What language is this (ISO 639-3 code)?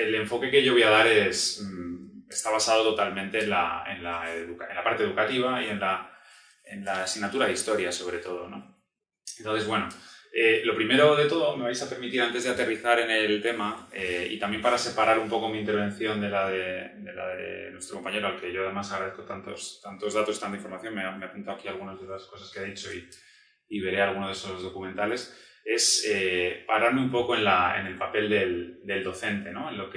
spa